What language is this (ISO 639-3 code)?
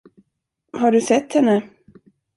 swe